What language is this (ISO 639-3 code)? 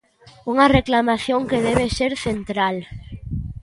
glg